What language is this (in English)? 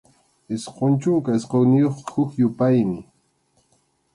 Arequipa-La Unión Quechua